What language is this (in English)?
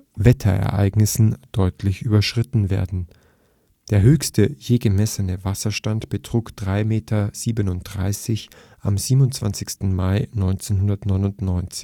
German